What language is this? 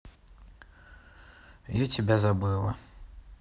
Russian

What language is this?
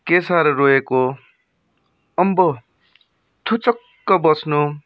Nepali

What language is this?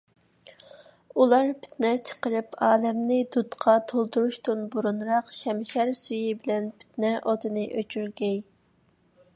Uyghur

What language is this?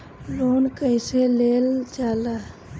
Bhojpuri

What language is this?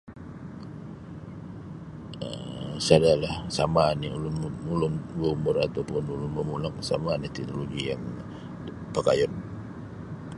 Sabah Bisaya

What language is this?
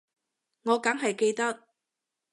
Cantonese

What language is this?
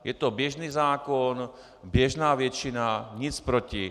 Czech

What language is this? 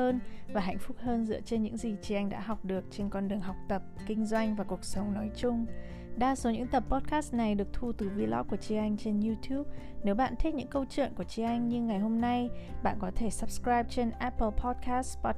Vietnamese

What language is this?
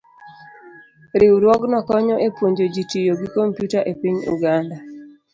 Luo (Kenya and Tanzania)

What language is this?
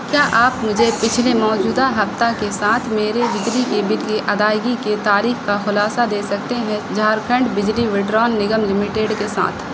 Urdu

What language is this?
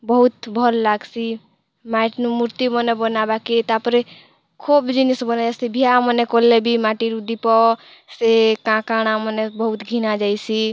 Odia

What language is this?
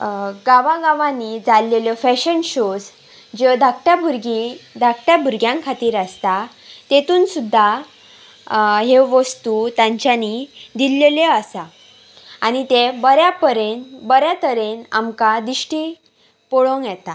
Konkani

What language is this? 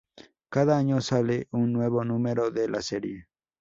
Spanish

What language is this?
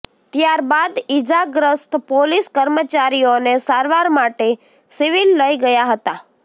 Gujarati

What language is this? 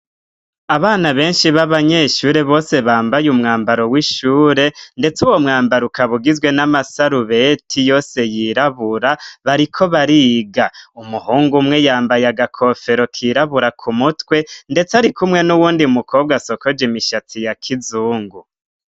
Rundi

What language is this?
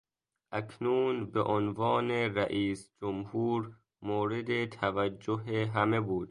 Persian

